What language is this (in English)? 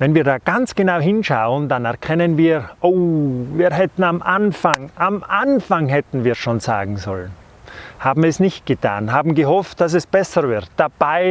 German